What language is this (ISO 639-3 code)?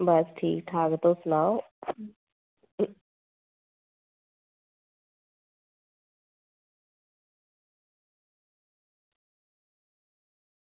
doi